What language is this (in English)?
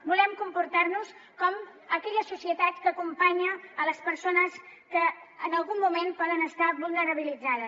Catalan